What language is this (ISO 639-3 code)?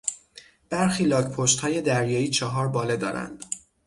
fas